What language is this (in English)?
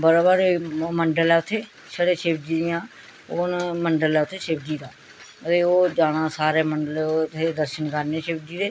Dogri